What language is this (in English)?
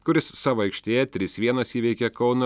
Lithuanian